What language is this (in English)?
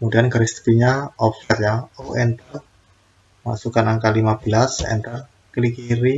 Indonesian